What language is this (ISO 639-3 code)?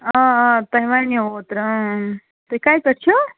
kas